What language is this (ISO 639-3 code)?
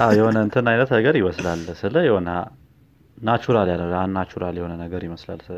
amh